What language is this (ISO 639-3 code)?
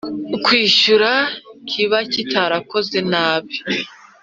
kin